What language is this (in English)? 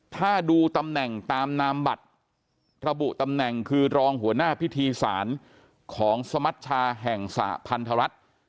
Thai